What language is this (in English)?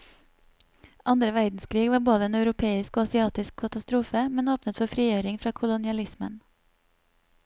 Norwegian